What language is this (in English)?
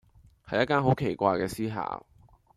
Cantonese